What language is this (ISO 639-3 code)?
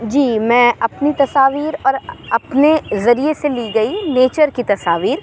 urd